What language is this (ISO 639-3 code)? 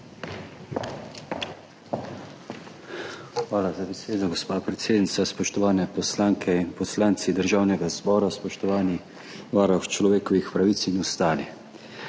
slv